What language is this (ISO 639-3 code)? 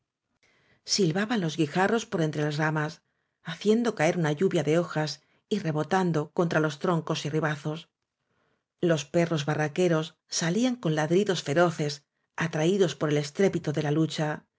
spa